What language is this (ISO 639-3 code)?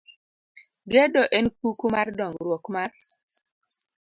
luo